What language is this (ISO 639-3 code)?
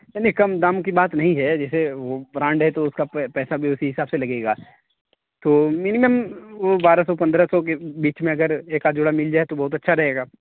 urd